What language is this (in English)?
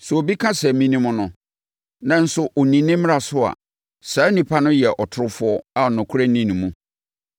Akan